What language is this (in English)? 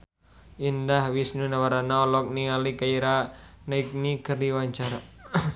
Sundanese